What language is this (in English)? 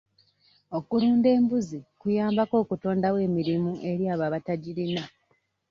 Ganda